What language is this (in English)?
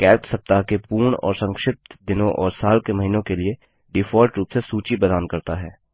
Hindi